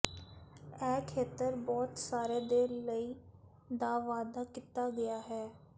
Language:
Punjabi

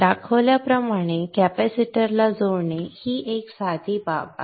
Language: Marathi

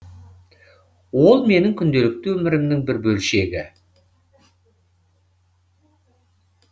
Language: Kazakh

